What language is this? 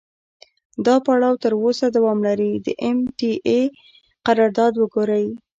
Pashto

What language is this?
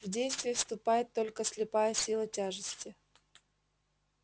Russian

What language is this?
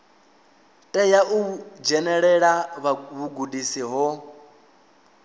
Venda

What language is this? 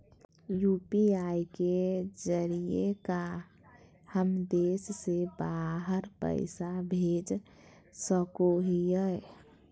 Magahi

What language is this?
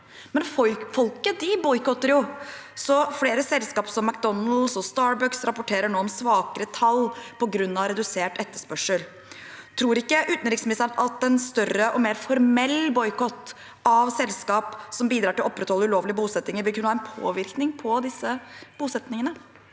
Norwegian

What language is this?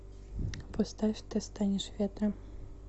Russian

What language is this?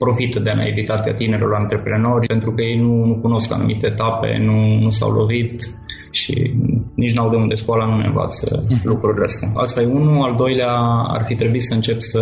Romanian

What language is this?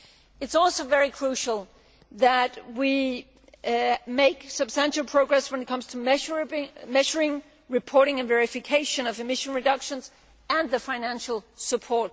English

